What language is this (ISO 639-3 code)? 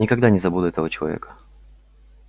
rus